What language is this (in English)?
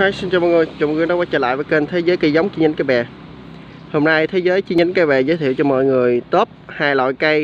Vietnamese